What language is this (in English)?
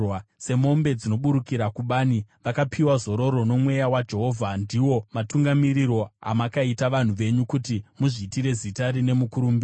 Shona